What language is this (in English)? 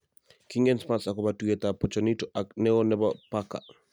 Kalenjin